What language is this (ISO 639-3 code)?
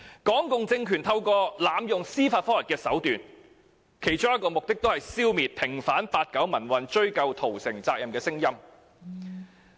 yue